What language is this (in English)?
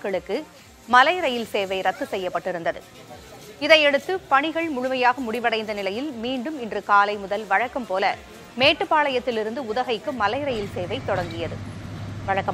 Tamil